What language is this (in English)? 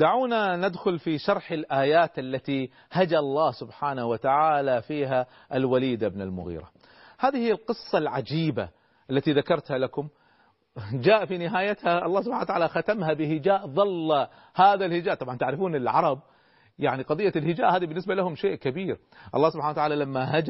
Arabic